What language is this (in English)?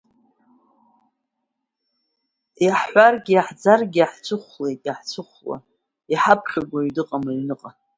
Abkhazian